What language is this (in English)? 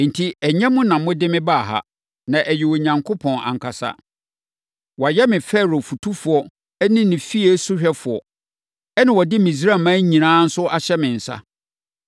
Akan